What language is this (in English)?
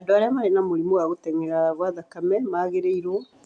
Kikuyu